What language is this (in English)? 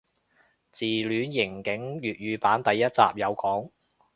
Cantonese